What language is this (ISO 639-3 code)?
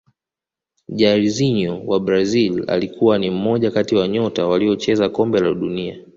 swa